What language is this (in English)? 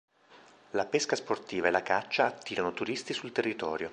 Italian